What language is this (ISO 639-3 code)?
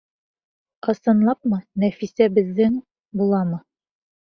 bak